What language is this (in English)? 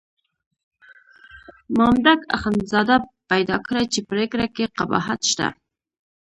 Pashto